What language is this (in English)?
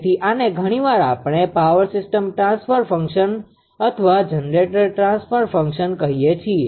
Gujarati